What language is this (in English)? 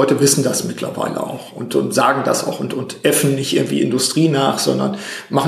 German